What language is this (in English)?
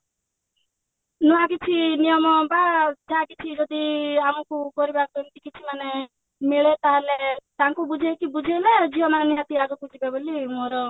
Odia